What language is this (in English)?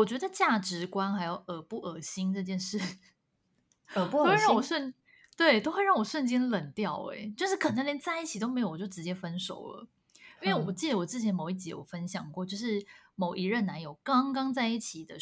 Chinese